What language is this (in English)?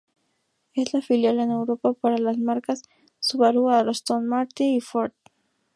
Spanish